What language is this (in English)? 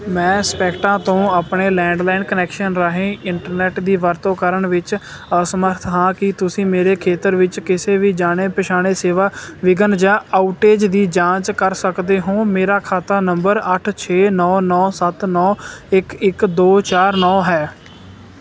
Punjabi